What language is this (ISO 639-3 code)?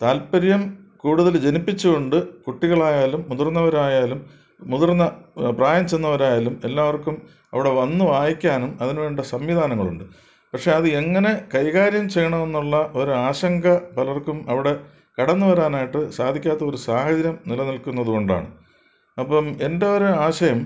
mal